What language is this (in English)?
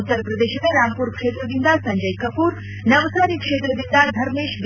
Kannada